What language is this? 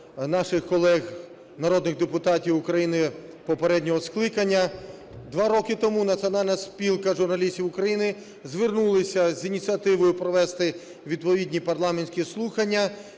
Ukrainian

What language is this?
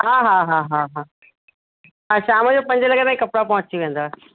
Sindhi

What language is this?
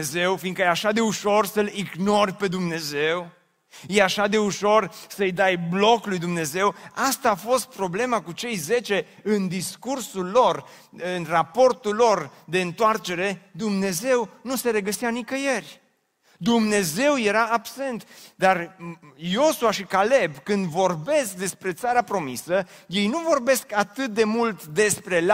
Romanian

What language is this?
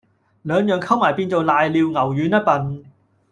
Cantonese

